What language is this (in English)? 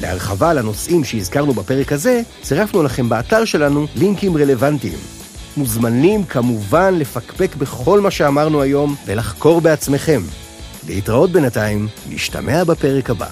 Hebrew